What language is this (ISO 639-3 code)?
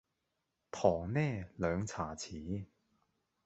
yue